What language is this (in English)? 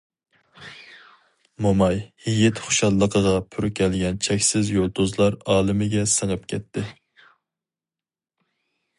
Uyghur